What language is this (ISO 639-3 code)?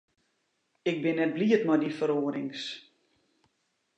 fry